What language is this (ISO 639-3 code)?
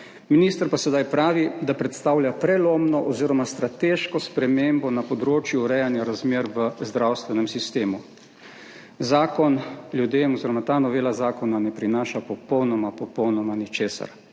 slv